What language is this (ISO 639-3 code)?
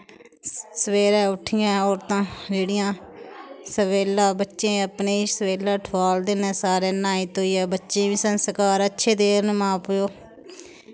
doi